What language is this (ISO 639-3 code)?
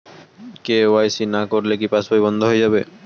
ben